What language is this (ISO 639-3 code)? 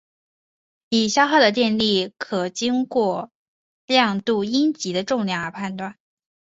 zho